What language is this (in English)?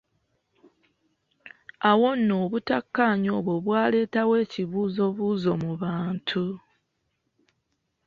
Ganda